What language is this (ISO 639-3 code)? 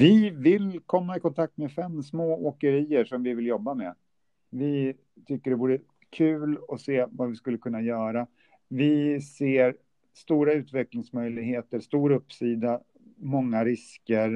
swe